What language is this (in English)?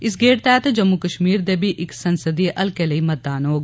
Dogri